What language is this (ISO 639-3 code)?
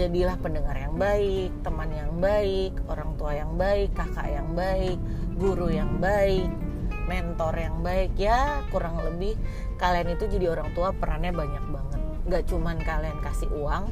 ind